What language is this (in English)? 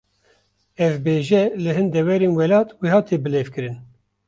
Kurdish